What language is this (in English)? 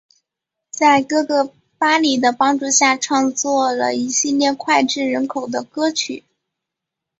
Chinese